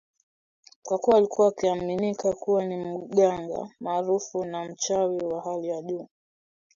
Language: Swahili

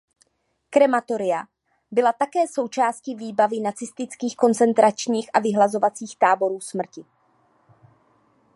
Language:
Czech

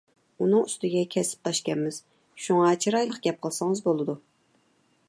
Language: Uyghur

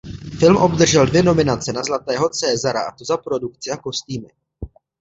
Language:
Czech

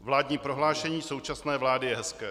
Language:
Czech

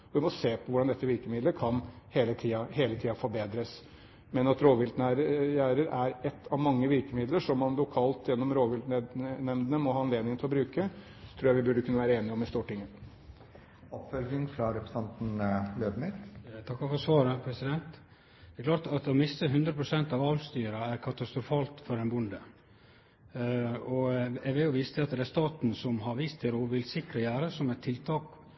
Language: Norwegian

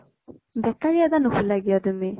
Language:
Assamese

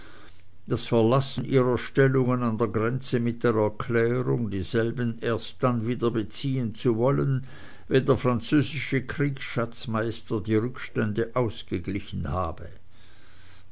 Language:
German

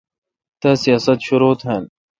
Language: Kalkoti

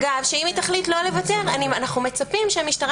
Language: Hebrew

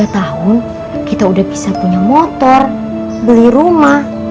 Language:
Indonesian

